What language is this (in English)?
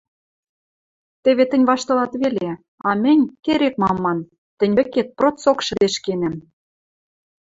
Western Mari